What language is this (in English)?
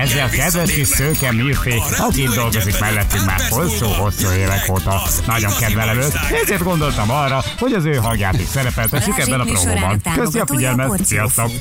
Hungarian